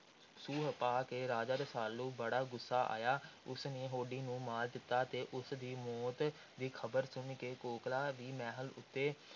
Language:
Punjabi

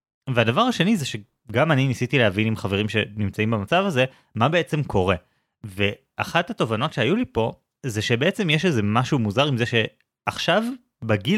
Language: Hebrew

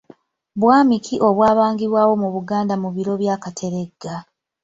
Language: Ganda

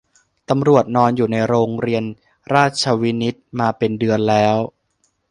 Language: Thai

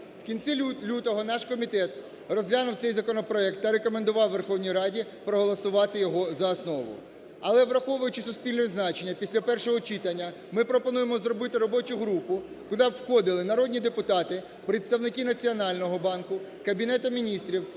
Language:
Ukrainian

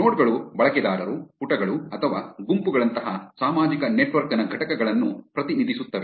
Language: Kannada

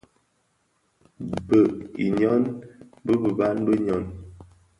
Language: Bafia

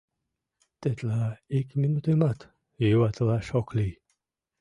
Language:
Mari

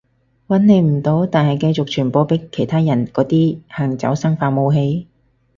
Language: Cantonese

